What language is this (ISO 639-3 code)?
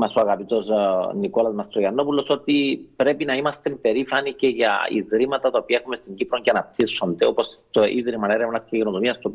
ell